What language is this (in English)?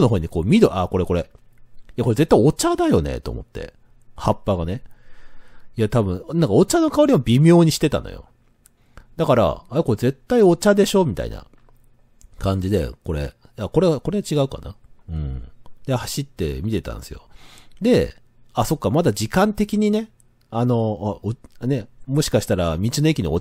Japanese